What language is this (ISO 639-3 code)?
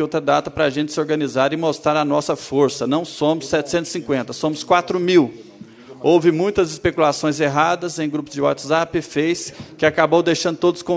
por